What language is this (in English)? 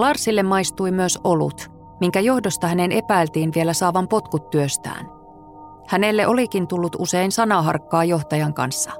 Finnish